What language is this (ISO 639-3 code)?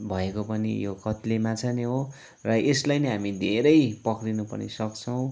nep